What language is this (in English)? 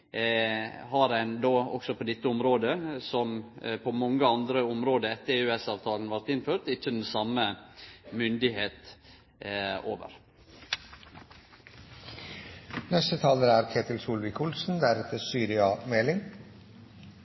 Norwegian